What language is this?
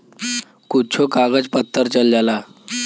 Bhojpuri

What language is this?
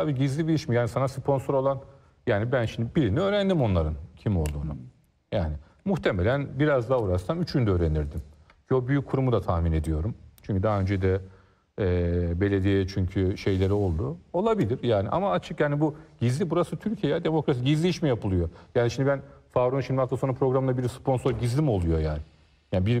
Turkish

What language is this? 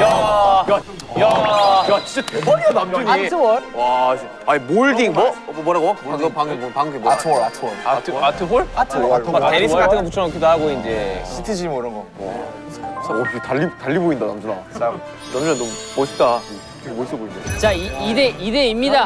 Korean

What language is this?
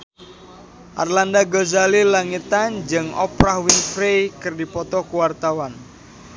Sundanese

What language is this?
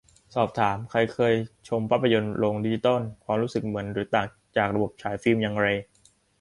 Thai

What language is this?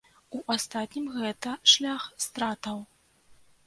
Belarusian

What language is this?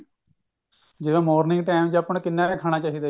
Punjabi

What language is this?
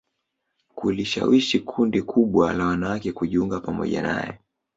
Swahili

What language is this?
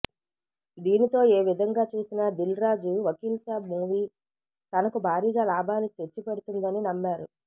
Telugu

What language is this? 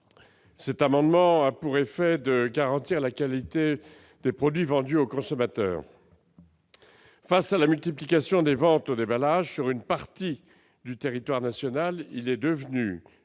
French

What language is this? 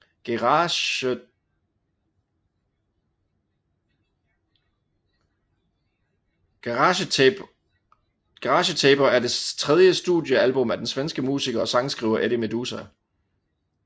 Danish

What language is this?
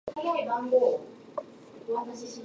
Japanese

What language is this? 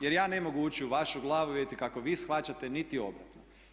Croatian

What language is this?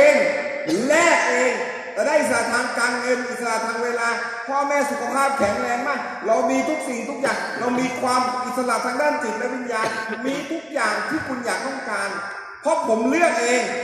Thai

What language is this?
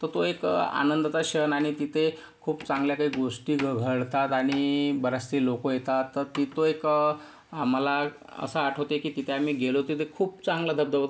Marathi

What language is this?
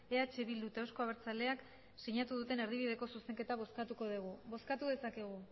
Basque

